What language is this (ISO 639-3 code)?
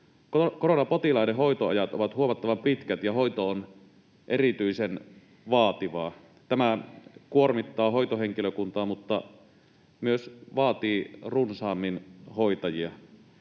fin